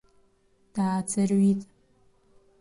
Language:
Abkhazian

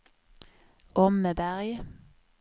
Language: Swedish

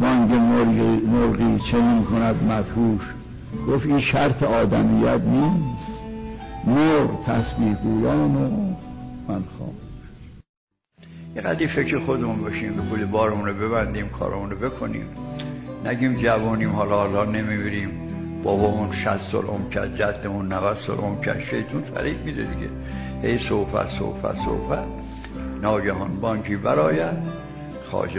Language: Persian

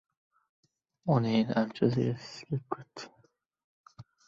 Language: Uzbek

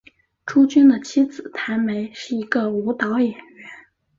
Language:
Chinese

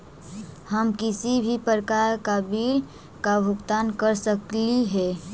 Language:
Magahi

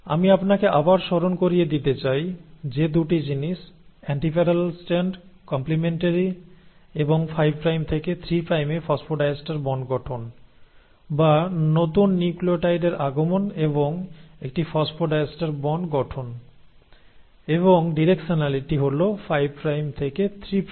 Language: Bangla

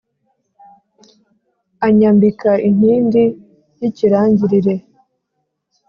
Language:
Kinyarwanda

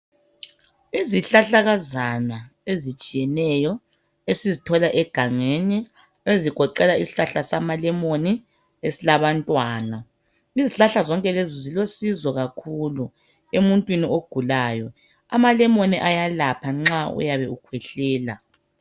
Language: North Ndebele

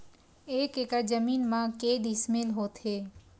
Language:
Chhattisgarhi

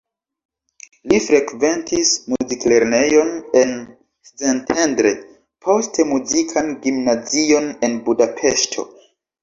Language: Esperanto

